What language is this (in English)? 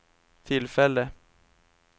Swedish